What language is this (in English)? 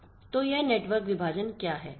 Hindi